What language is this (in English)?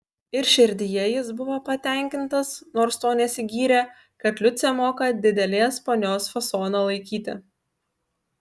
Lithuanian